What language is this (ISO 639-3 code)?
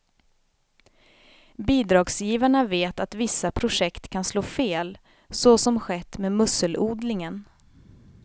swe